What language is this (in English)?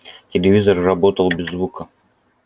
Russian